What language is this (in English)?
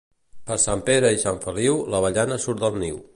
Catalan